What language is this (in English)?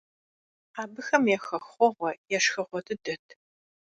Kabardian